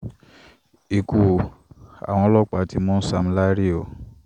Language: Yoruba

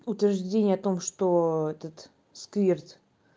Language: Russian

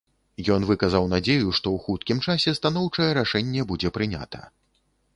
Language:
Belarusian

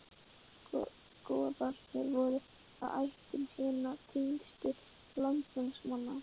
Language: Icelandic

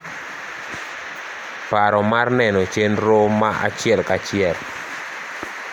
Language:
Luo (Kenya and Tanzania)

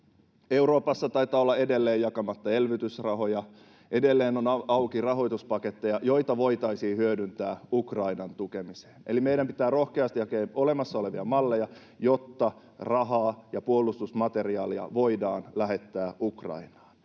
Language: Finnish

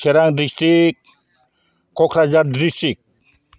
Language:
Bodo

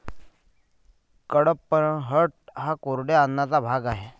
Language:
Marathi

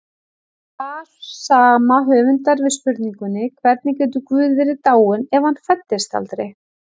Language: Icelandic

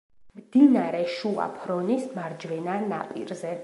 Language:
Georgian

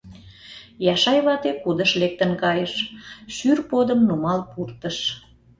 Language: Mari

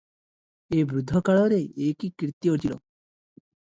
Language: Odia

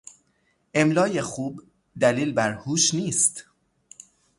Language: Persian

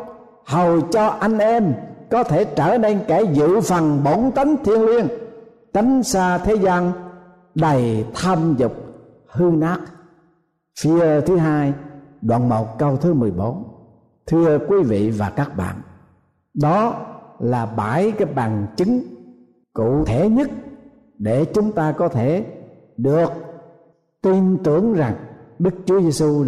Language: Vietnamese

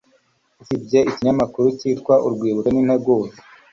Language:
Kinyarwanda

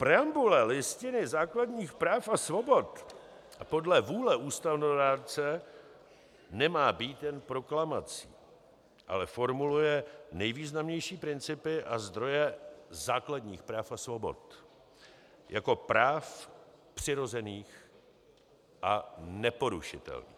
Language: Czech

